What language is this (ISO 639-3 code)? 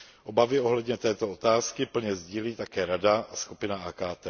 ces